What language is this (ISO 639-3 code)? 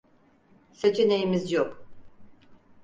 tur